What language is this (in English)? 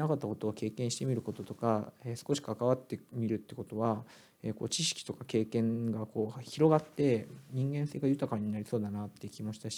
Japanese